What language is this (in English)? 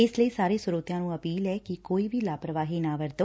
Punjabi